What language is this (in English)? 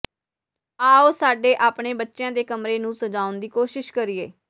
Punjabi